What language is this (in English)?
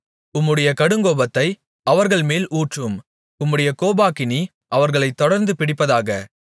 Tamil